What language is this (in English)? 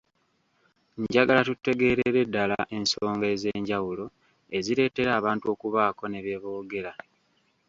Ganda